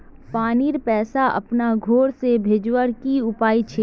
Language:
Magahi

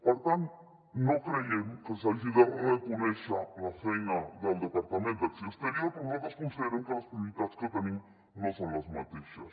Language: Catalan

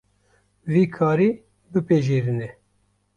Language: Kurdish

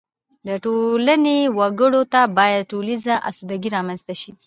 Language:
Pashto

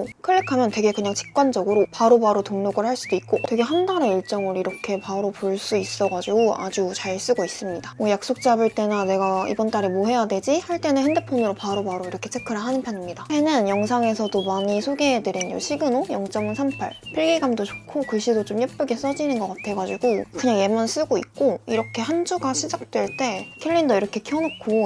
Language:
Korean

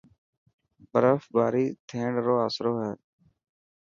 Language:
Dhatki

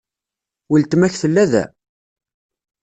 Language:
Kabyle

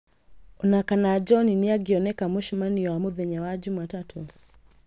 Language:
Kikuyu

